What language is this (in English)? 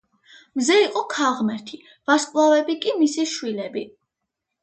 Georgian